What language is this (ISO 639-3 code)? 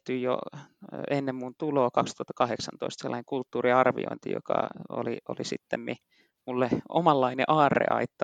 fin